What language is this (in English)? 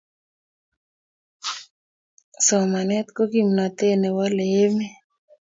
Kalenjin